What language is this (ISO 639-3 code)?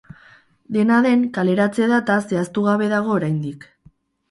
eus